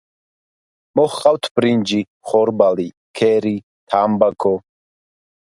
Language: Georgian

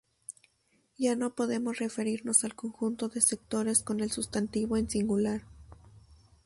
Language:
Spanish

